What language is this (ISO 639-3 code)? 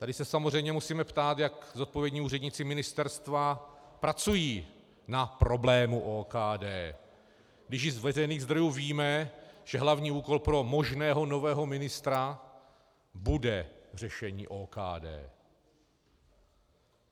ces